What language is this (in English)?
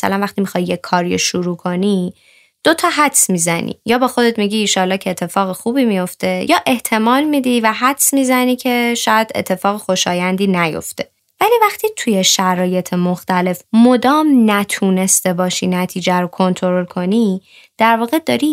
Persian